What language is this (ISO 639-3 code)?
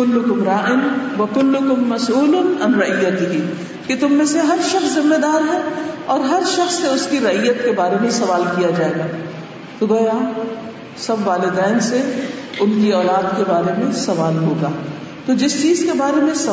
urd